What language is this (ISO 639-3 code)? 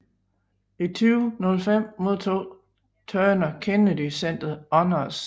dan